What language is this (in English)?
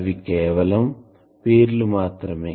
Telugu